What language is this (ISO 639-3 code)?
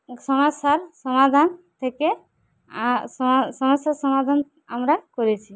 ben